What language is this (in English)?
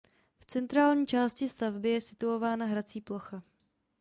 Czech